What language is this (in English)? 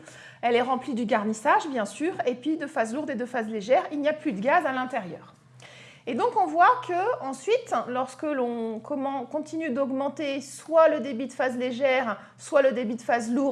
French